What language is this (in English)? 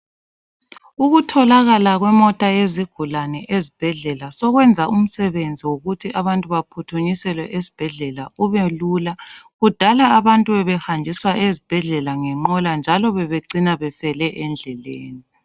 North Ndebele